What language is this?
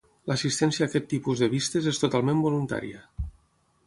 Catalan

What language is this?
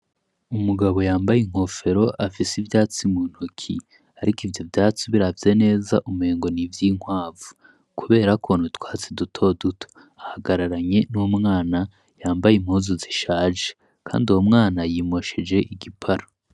Rundi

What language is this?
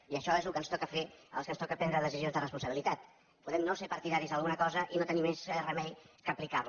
Catalan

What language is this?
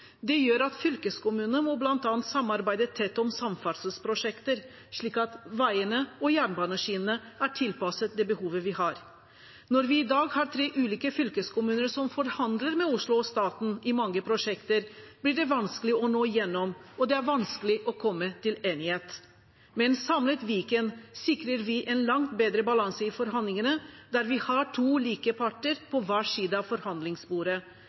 Norwegian Bokmål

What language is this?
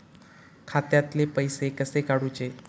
Marathi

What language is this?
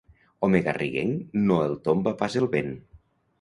Catalan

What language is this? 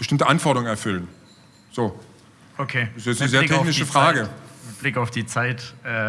German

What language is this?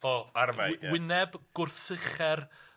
Welsh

